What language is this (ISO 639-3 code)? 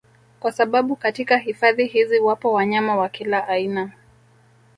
swa